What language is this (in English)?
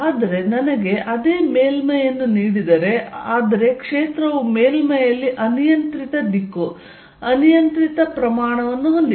Kannada